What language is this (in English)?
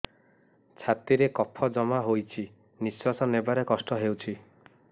Odia